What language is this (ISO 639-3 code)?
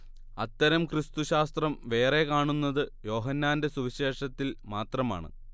mal